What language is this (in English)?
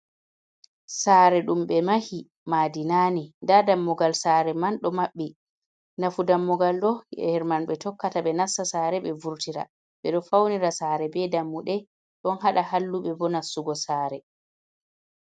Fula